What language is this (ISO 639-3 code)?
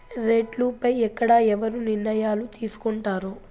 tel